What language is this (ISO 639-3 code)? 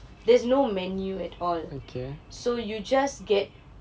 eng